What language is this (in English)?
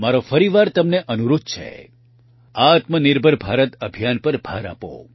Gujarati